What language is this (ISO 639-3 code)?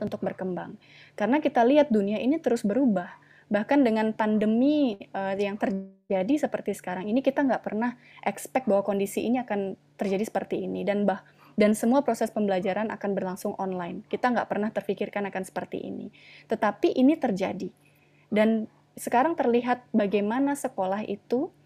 ind